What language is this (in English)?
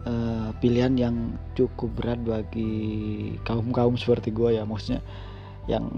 Indonesian